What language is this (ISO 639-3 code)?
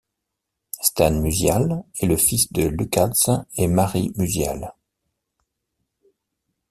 fra